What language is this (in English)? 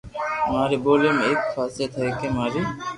Loarki